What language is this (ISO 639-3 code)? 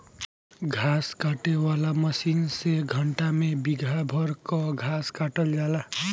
bho